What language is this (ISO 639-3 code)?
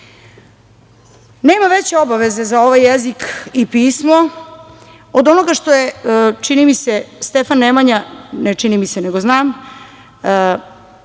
srp